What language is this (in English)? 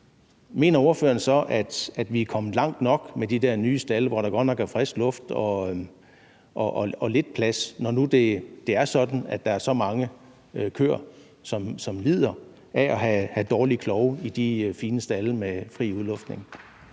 Danish